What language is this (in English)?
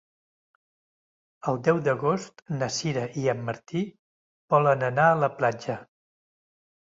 Catalan